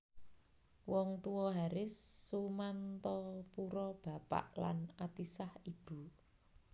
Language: Javanese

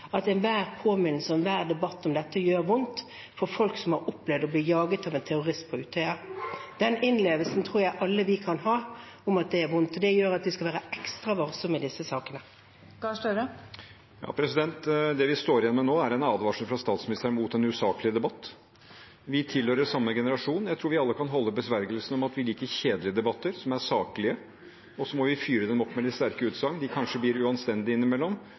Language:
Norwegian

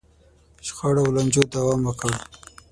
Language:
Pashto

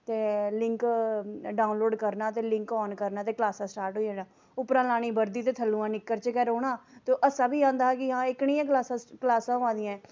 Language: Dogri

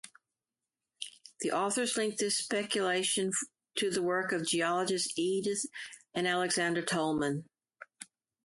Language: English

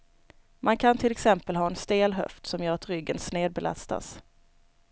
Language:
Swedish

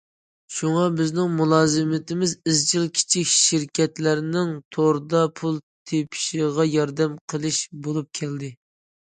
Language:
Uyghur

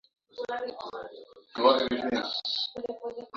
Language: Swahili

